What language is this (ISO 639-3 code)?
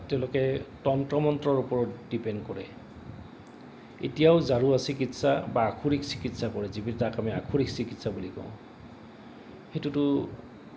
asm